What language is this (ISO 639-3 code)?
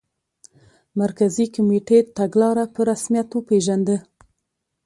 pus